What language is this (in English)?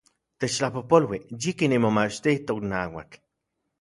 Central Puebla Nahuatl